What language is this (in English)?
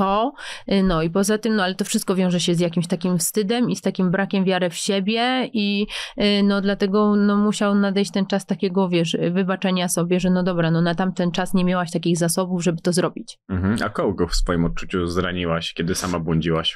Polish